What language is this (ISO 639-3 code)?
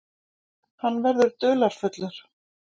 isl